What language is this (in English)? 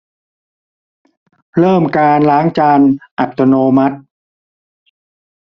Thai